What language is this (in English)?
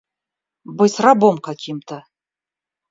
Russian